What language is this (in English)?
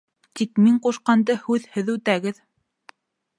Bashkir